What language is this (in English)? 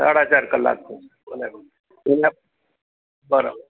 Gujarati